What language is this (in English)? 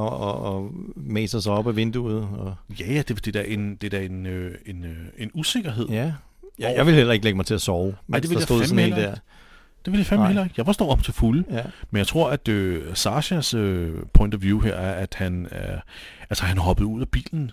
Danish